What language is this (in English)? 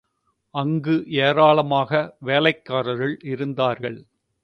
Tamil